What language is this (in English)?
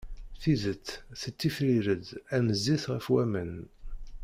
Kabyle